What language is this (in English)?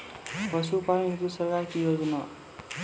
Maithili